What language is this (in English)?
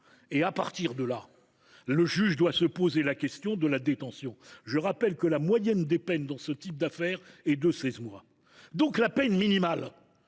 French